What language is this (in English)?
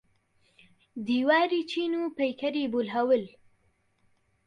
Central Kurdish